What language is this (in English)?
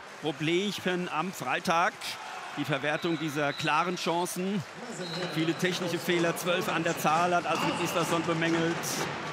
German